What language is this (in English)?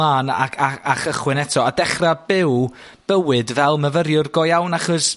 Welsh